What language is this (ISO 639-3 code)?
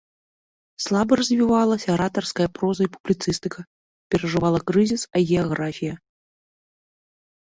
bel